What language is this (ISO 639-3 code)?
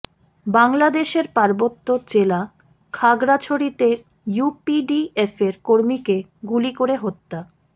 ben